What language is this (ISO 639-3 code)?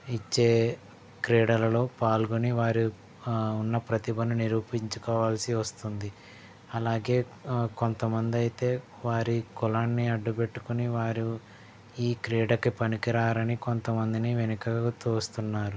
tel